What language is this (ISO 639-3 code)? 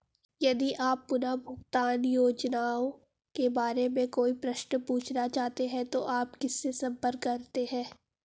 hin